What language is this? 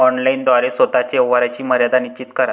Marathi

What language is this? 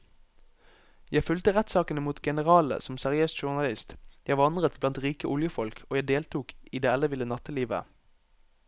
Norwegian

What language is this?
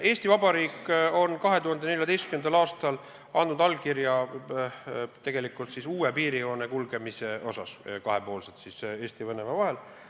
Estonian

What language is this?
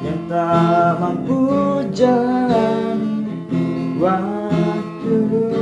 Indonesian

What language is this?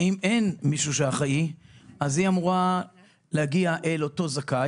Hebrew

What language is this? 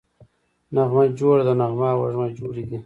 Pashto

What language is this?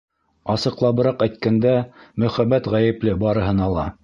Bashkir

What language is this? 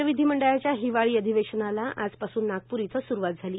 Marathi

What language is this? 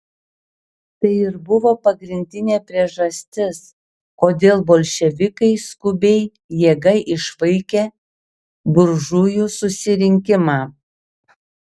Lithuanian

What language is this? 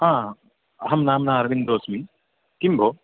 Sanskrit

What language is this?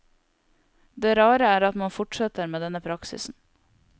Norwegian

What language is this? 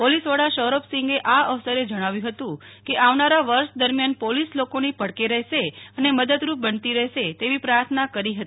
Gujarati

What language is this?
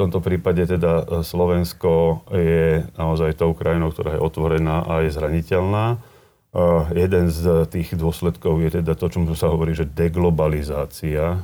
Slovak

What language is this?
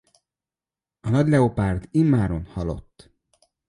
Hungarian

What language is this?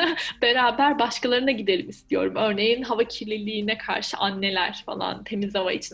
Turkish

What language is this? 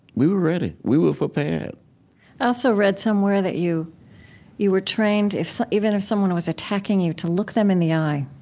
English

